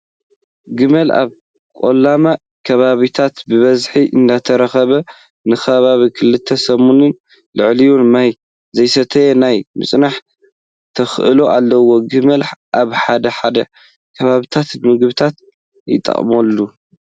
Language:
Tigrinya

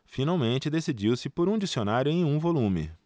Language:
Portuguese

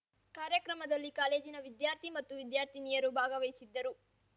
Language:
Kannada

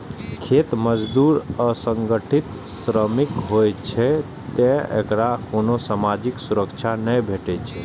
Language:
Maithili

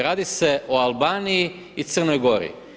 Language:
Croatian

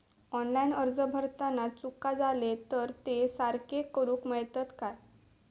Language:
Marathi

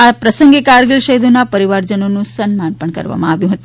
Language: Gujarati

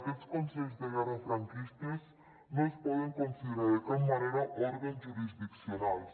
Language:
Catalan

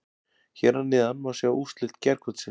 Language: Icelandic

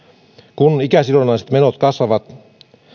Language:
Finnish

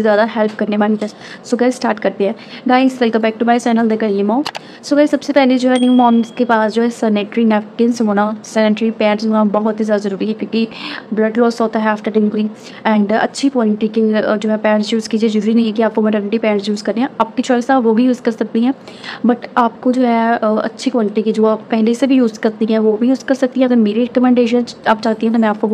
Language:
Hindi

